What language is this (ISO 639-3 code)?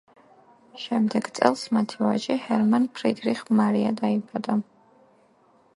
kat